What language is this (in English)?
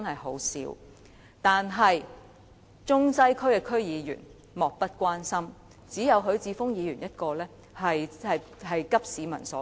Cantonese